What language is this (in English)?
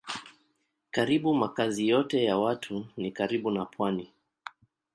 Swahili